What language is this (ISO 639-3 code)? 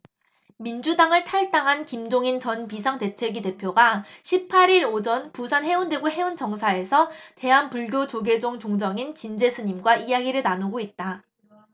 kor